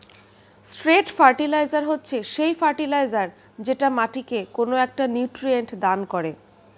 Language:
Bangla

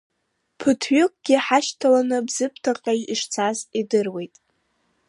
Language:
Abkhazian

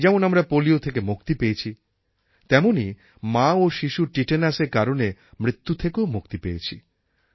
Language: Bangla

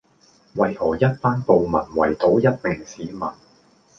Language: Cantonese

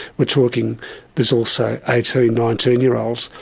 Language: English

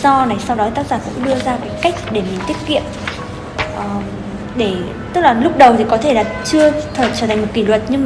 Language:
Vietnamese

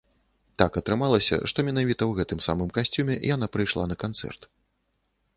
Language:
Belarusian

